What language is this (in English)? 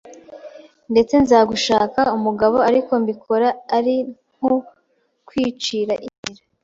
Kinyarwanda